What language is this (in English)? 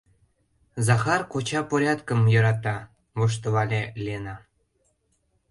Mari